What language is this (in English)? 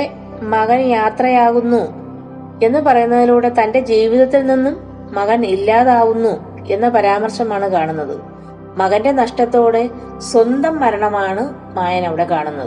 Malayalam